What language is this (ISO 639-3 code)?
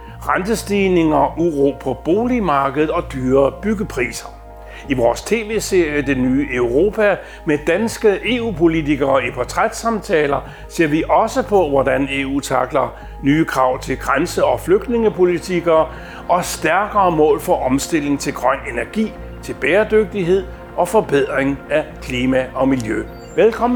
dan